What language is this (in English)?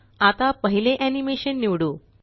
Marathi